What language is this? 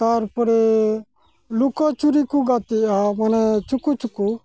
Santali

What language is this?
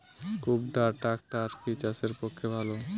Bangla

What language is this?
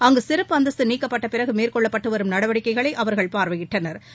Tamil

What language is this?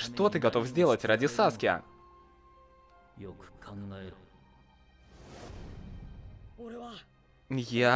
Russian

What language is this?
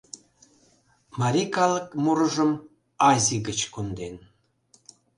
Mari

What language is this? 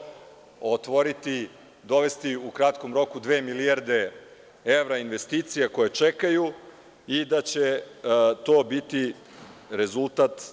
Serbian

